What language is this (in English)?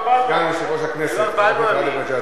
Hebrew